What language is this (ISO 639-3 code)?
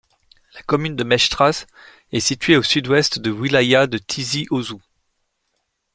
fra